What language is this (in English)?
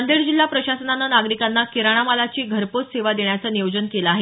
Marathi